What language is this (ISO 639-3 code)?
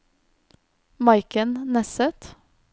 nor